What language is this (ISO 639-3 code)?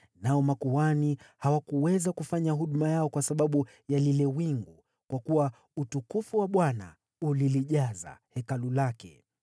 swa